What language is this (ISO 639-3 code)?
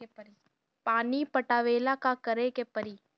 bho